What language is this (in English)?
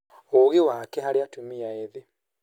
Kikuyu